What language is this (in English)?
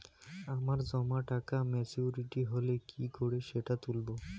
Bangla